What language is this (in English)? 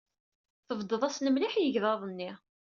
Kabyle